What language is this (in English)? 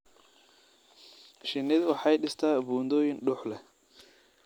Somali